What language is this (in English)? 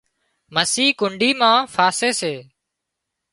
Wadiyara Koli